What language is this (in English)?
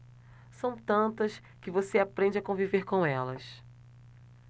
Portuguese